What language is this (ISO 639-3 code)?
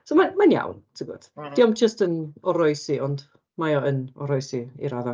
cym